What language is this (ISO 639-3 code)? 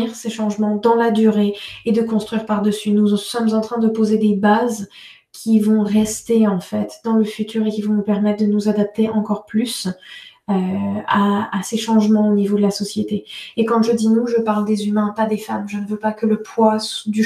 fra